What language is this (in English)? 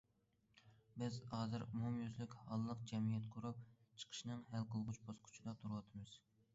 Uyghur